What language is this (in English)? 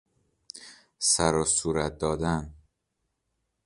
Persian